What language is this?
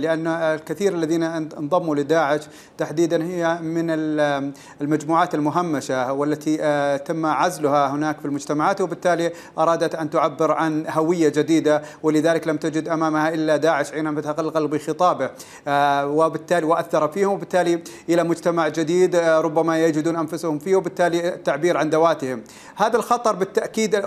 Arabic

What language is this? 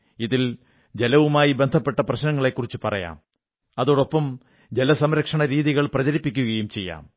Malayalam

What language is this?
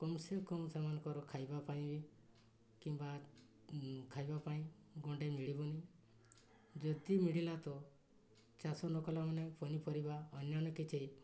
Odia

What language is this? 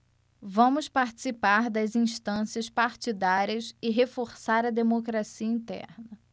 Portuguese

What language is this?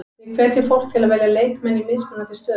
Icelandic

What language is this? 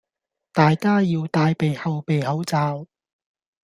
Cantonese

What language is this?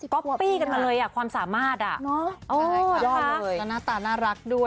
Thai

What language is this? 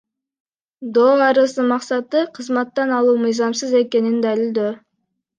Kyrgyz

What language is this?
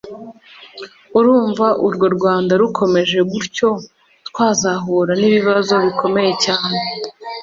Kinyarwanda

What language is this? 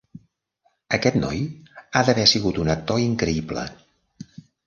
Catalan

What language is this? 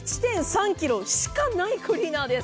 Japanese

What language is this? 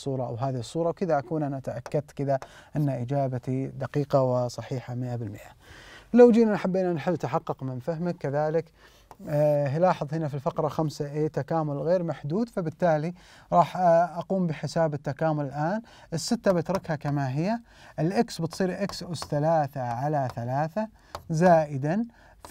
Arabic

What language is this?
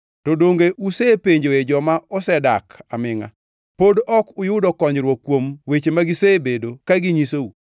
Luo (Kenya and Tanzania)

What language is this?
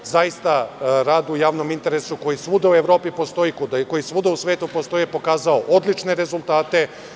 Serbian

